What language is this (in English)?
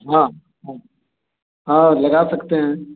Hindi